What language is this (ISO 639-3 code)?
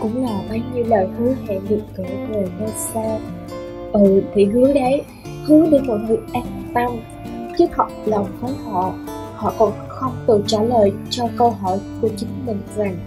vie